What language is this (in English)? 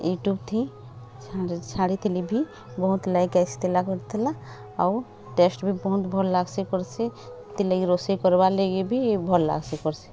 Odia